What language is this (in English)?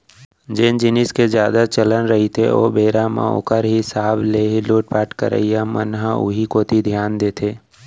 Chhattisgarhi